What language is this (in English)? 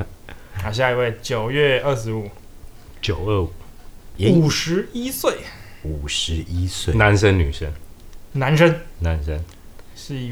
Chinese